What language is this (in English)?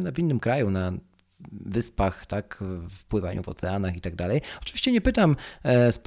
Polish